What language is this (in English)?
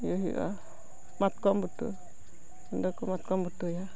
Santali